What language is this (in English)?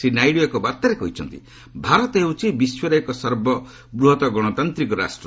Odia